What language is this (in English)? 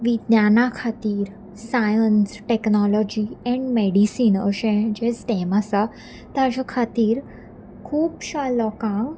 Konkani